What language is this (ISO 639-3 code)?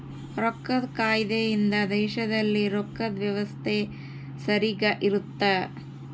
kan